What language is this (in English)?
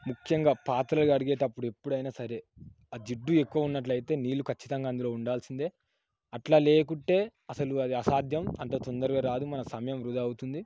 Telugu